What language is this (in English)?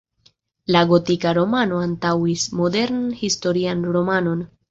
Esperanto